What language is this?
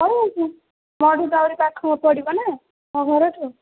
Odia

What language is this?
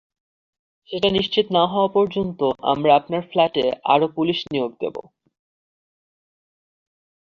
Bangla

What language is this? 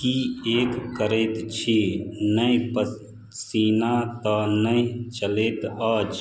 Maithili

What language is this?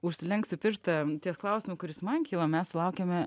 Lithuanian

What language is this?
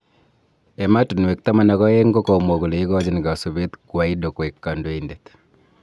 Kalenjin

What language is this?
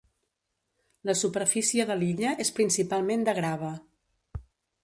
Catalan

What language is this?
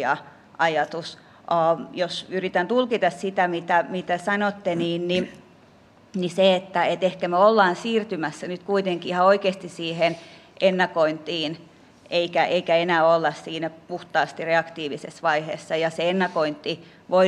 Finnish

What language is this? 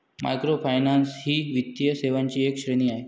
Marathi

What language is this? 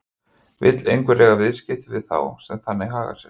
Icelandic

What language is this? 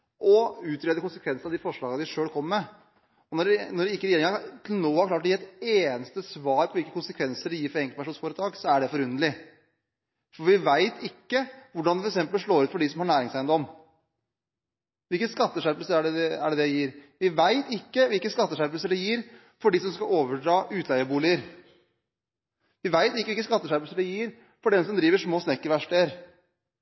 Norwegian Bokmål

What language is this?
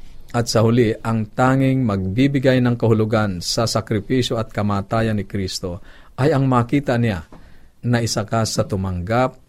Filipino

